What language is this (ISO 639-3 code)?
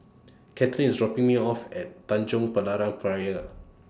eng